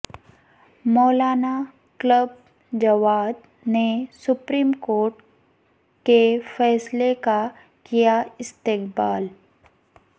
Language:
Urdu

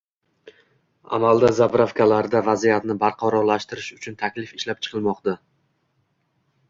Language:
Uzbek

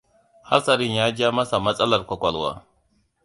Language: Hausa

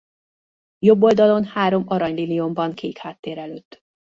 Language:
Hungarian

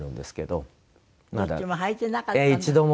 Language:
Japanese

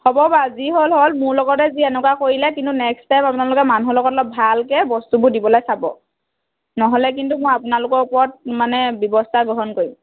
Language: Assamese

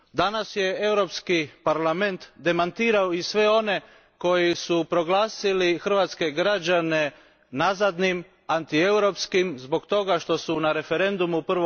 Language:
Croatian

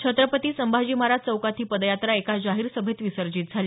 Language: Marathi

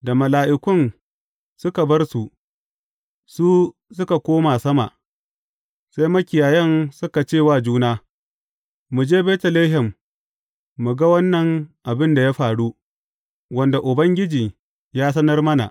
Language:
Hausa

